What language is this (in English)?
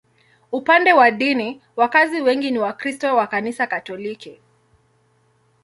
Swahili